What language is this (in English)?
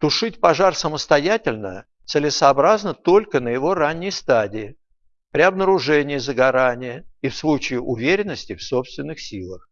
Russian